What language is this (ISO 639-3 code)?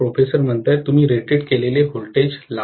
mar